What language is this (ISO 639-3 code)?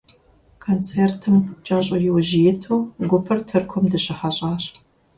kbd